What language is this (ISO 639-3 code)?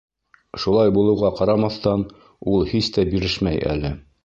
bak